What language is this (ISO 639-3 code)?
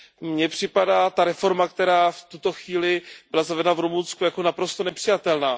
ces